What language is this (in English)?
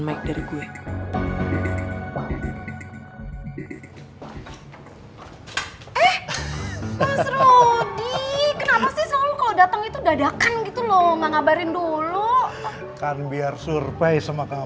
Indonesian